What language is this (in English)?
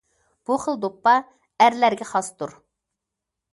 Uyghur